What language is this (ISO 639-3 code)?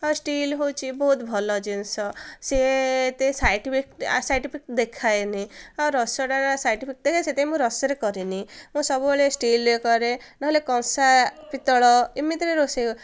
ori